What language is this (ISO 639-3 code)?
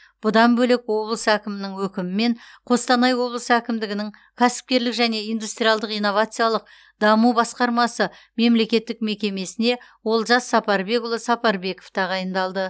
kaz